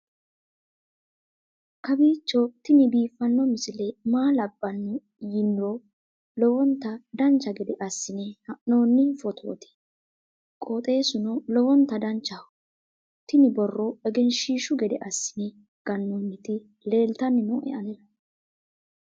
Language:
Sidamo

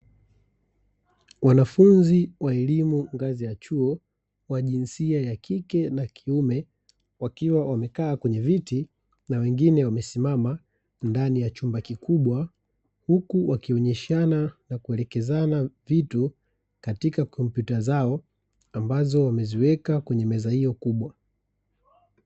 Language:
Swahili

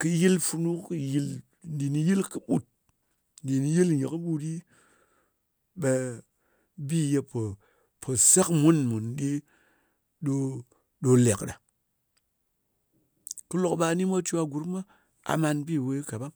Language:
Ngas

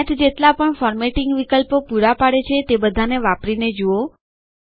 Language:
Gujarati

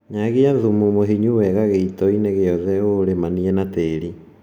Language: Kikuyu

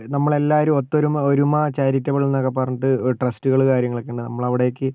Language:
Malayalam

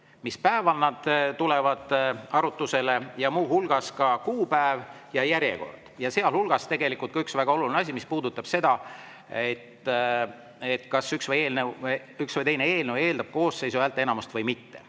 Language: Estonian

